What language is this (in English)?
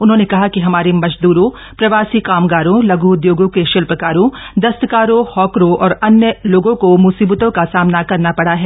Hindi